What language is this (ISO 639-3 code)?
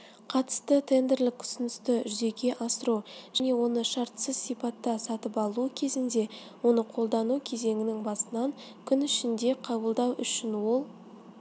kaz